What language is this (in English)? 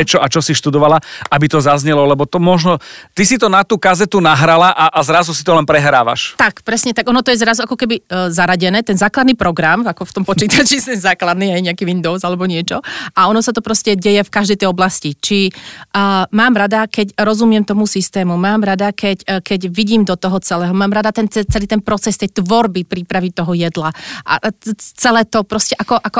Slovak